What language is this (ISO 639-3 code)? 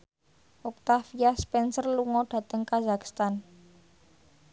jav